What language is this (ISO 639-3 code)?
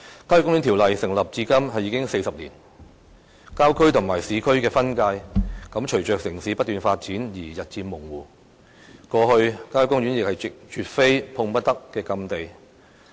yue